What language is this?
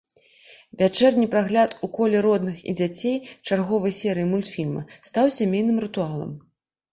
Belarusian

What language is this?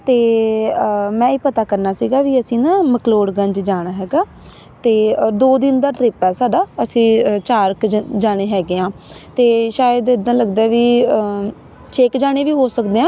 Punjabi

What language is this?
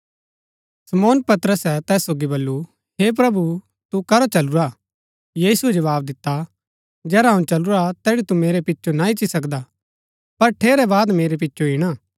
Gaddi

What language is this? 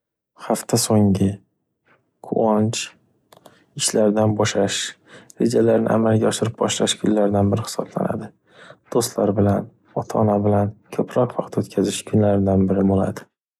Uzbek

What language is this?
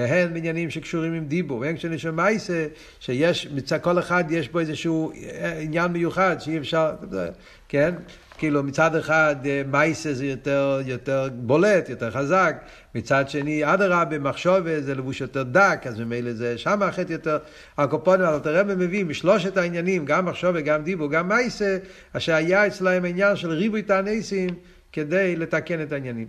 Hebrew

